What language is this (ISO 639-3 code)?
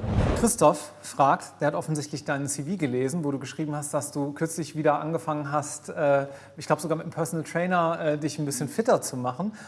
deu